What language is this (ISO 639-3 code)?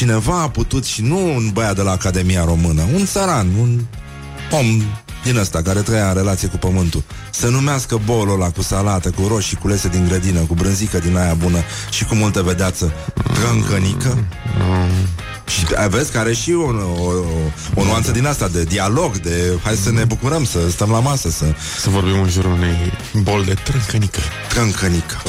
ron